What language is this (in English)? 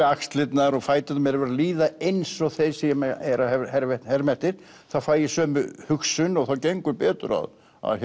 Icelandic